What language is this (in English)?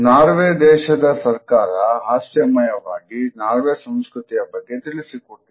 Kannada